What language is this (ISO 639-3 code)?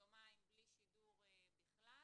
heb